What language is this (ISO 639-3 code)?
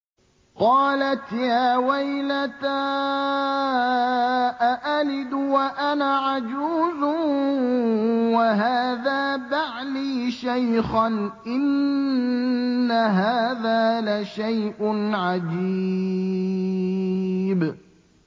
ara